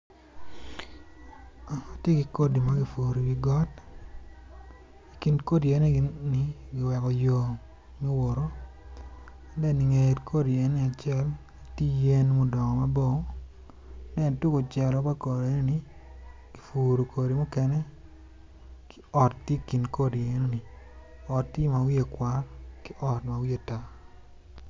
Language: Acoli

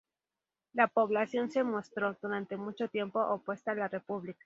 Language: Spanish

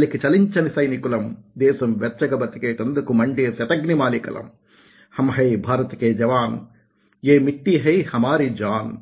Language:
Telugu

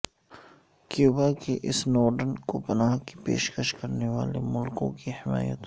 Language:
Urdu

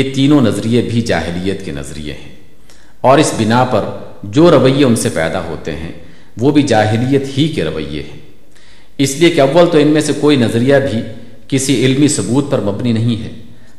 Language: Urdu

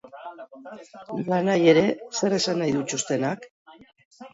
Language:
Basque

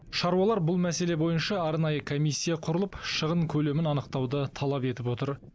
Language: Kazakh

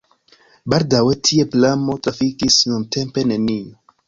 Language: Esperanto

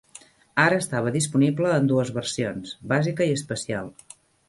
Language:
Catalan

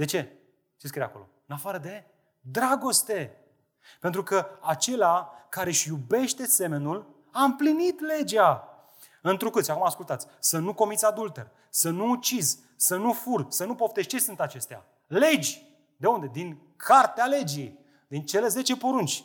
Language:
Romanian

